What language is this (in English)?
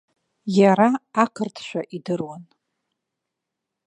Abkhazian